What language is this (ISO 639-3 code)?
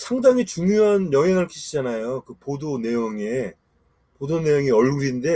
kor